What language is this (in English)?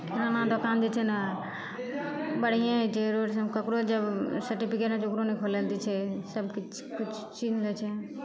Maithili